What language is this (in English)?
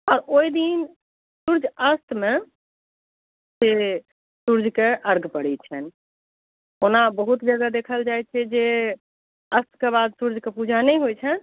Maithili